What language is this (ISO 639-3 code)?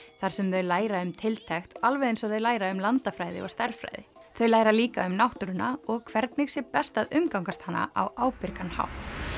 isl